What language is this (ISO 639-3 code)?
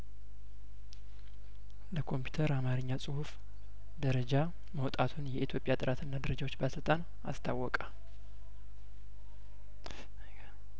amh